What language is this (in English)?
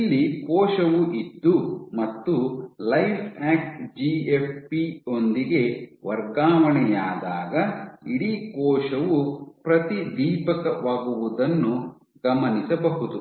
Kannada